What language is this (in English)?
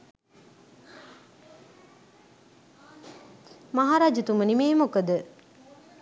Sinhala